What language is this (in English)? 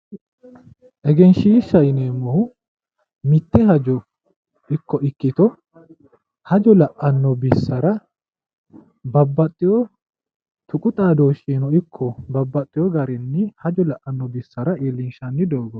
Sidamo